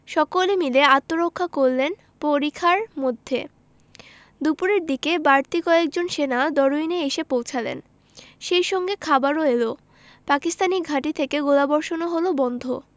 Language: Bangla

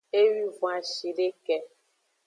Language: Aja (Benin)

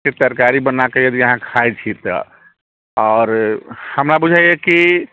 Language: Maithili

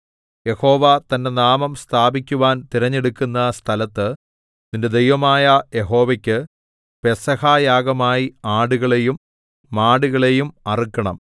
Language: Malayalam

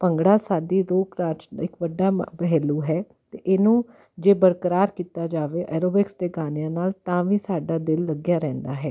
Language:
Punjabi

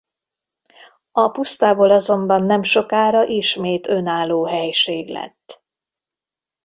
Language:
Hungarian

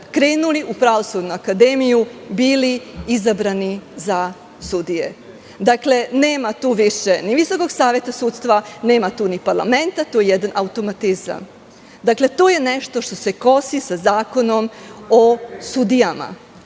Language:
Serbian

